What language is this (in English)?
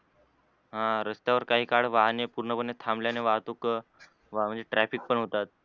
Marathi